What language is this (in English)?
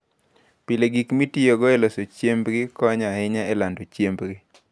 Luo (Kenya and Tanzania)